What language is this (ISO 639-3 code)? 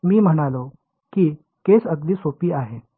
mar